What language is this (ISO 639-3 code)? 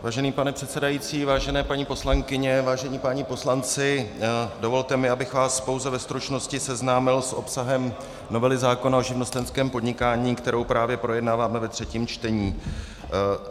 ces